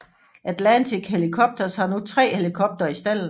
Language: Danish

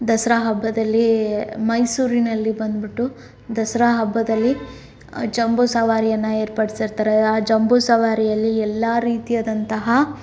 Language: Kannada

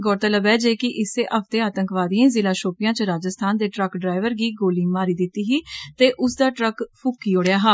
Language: Dogri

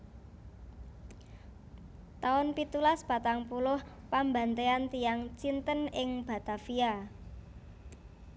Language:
Javanese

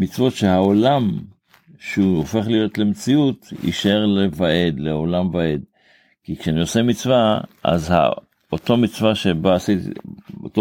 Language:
Hebrew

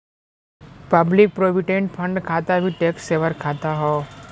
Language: Bhojpuri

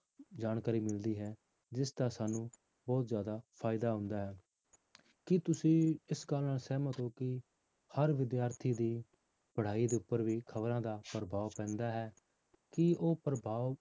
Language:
Punjabi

